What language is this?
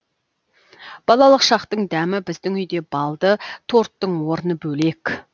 Kazakh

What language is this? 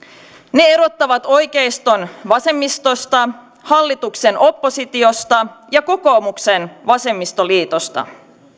Finnish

